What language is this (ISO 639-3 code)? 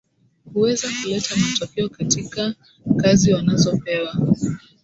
swa